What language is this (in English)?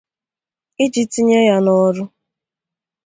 Igbo